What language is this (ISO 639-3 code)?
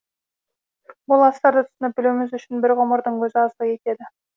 kaz